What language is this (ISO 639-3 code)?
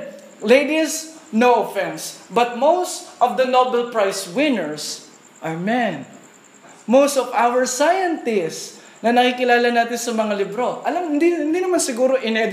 fil